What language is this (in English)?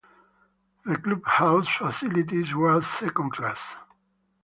English